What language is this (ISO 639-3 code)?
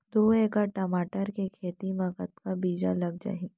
hne